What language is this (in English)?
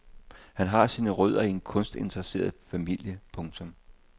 Danish